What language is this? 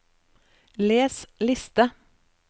Norwegian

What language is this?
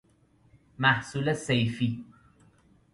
Persian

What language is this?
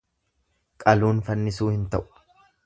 Oromo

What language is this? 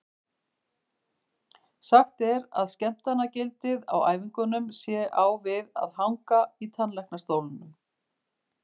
Icelandic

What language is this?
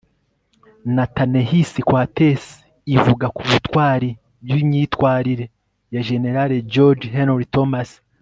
Kinyarwanda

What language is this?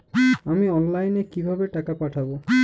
Bangla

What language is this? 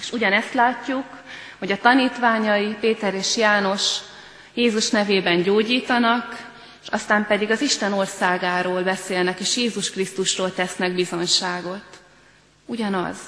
Hungarian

